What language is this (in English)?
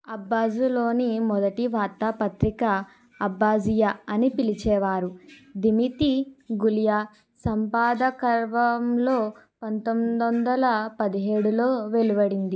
Telugu